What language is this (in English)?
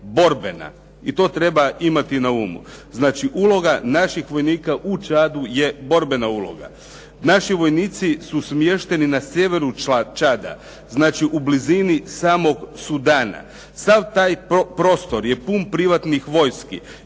Croatian